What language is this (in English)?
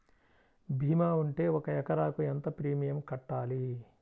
Telugu